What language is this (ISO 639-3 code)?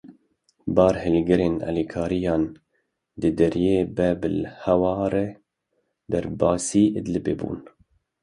kur